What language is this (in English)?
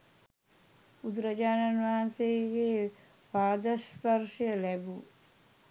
Sinhala